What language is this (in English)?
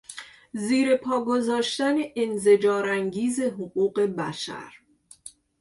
Persian